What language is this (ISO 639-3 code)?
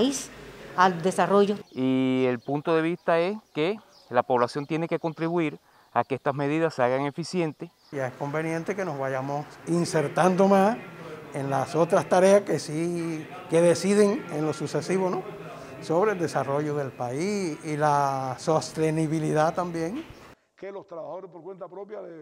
spa